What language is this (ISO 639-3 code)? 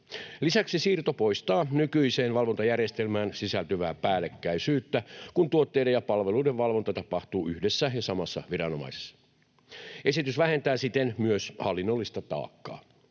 fin